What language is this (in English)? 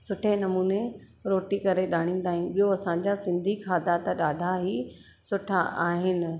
Sindhi